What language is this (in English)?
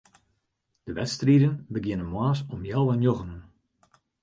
Western Frisian